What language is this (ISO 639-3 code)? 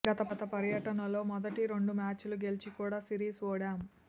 tel